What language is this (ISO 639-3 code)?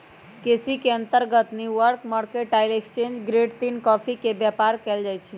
mag